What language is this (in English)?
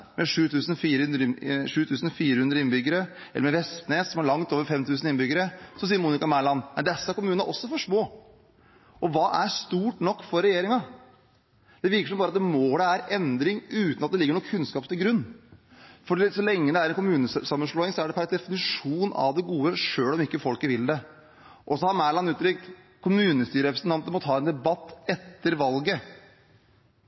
Norwegian Bokmål